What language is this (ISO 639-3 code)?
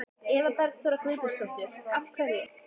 isl